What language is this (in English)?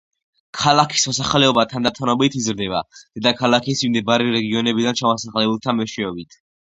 Georgian